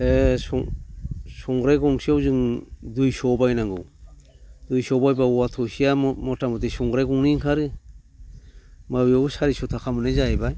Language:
Bodo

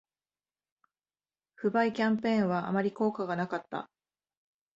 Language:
Japanese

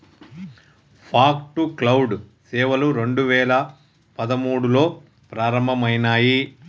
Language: Telugu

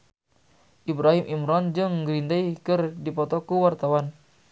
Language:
Sundanese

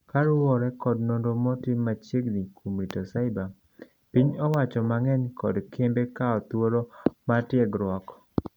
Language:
Luo (Kenya and Tanzania)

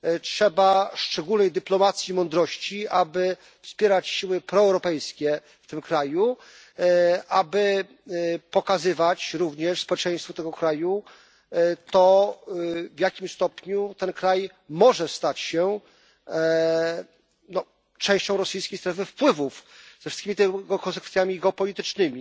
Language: Polish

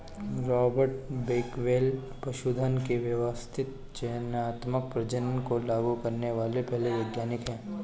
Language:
Hindi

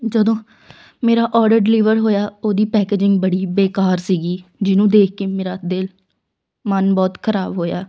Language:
Punjabi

